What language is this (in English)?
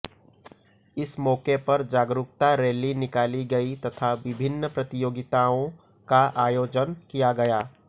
Hindi